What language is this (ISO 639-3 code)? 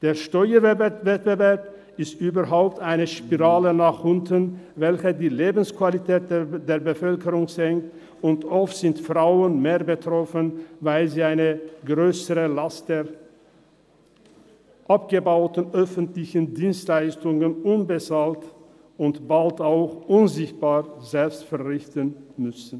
gsw